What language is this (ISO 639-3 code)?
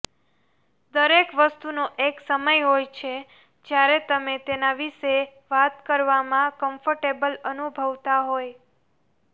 guj